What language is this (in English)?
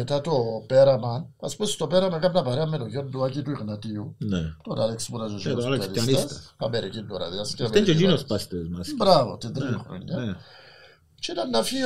Greek